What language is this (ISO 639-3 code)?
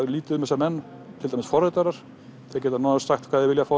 isl